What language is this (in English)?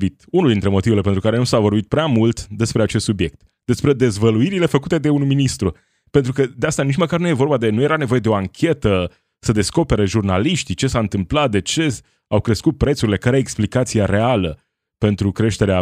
Romanian